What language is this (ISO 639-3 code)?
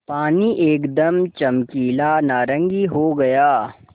hin